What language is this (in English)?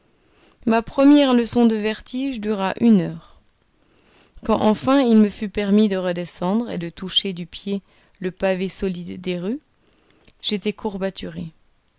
French